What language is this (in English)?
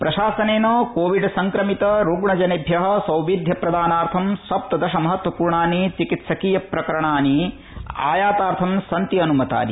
Sanskrit